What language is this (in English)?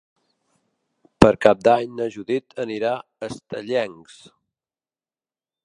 Catalan